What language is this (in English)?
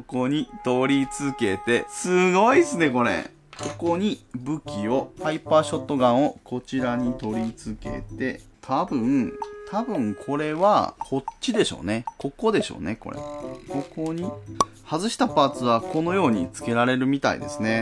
Japanese